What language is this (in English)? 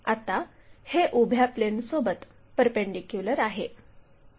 Marathi